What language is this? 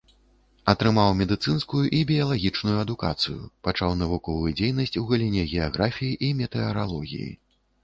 Belarusian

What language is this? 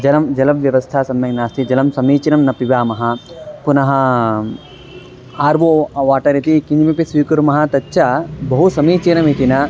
Sanskrit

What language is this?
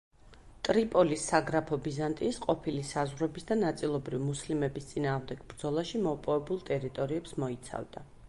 Georgian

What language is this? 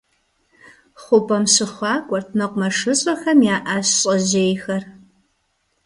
Kabardian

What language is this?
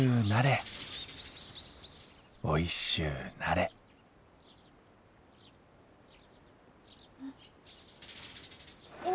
Japanese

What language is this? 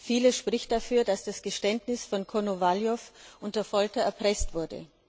German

